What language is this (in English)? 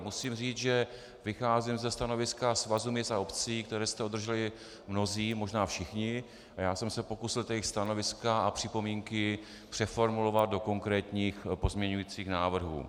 Czech